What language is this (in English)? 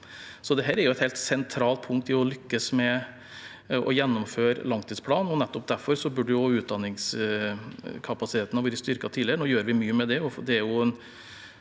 Norwegian